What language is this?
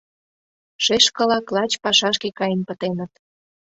Mari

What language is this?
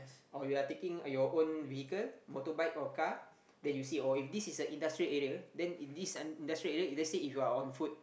English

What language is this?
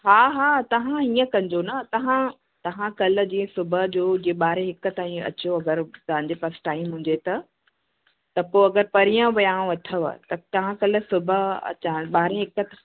Sindhi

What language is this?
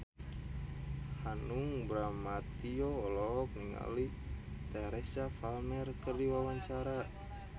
Sundanese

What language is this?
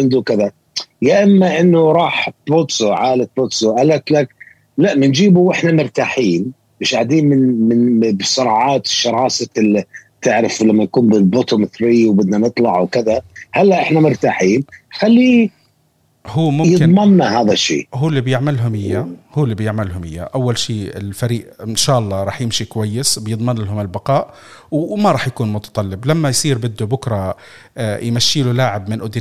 Arabic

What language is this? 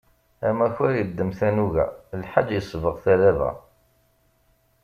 Kabyle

